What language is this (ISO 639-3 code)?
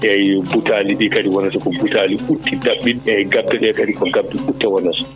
ful